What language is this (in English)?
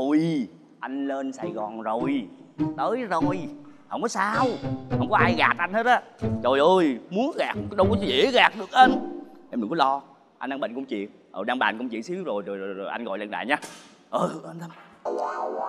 Vietnamese